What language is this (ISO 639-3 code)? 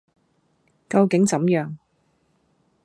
yue